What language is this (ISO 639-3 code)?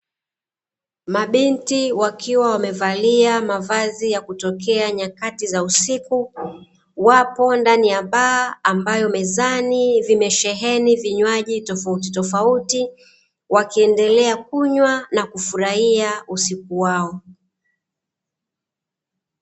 swa